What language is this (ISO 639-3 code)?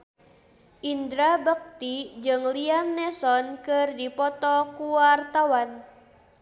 sun